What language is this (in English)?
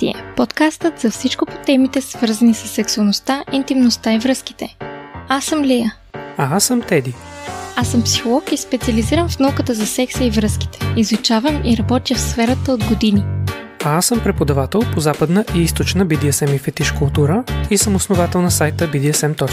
Bulgarian